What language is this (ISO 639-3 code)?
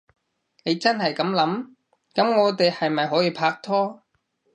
yue